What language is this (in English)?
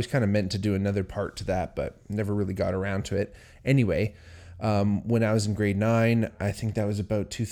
English